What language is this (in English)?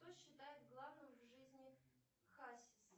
Russian